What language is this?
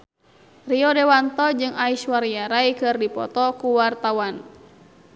Sundanese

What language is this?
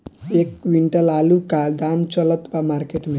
Bhojpuri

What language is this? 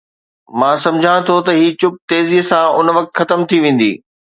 Sindhi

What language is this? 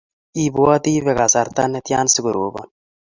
Kalenjin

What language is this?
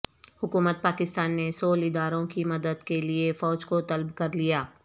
Urdu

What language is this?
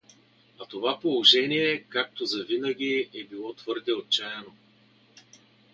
Bulgarian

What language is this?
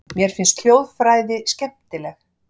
Icelandic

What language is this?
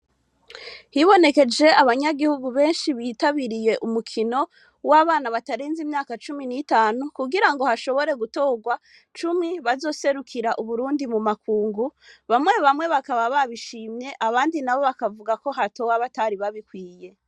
Rundi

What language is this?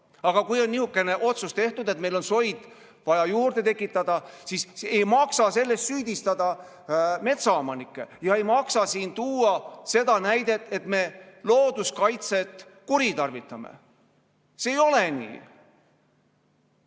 Estonian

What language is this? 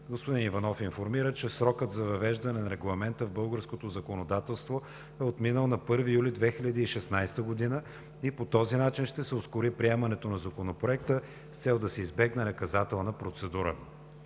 Bulgarian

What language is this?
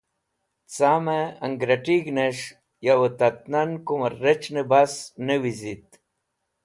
Wakhi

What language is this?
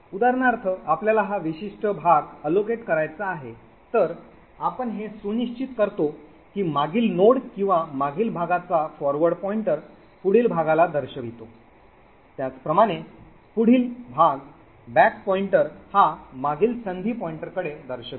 Marathi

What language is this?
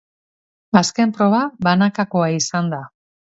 Basque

